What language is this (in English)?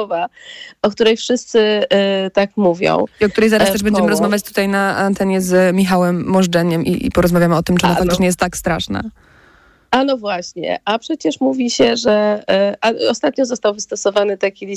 Polish